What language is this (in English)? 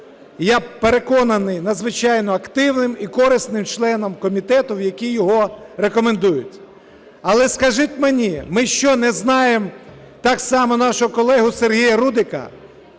Ukrainian